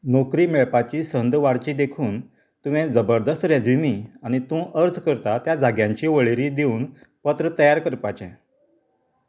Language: Konkani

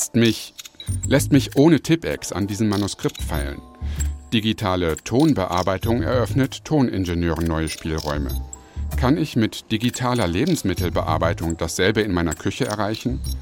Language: German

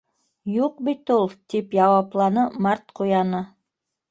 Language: Bashkir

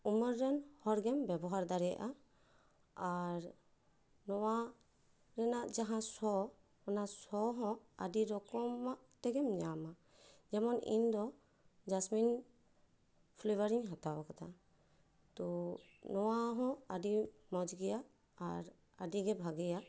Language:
Santali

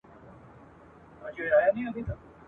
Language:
Pashto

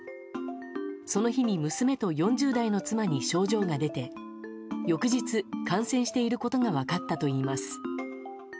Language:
Japanese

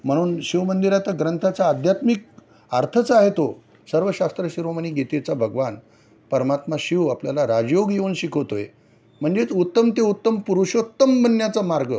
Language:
Marathi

